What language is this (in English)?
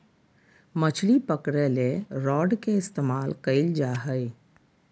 Magahi